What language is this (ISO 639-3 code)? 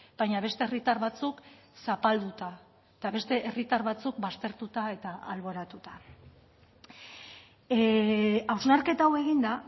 eus